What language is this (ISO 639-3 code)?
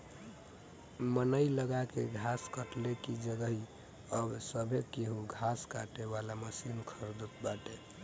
bho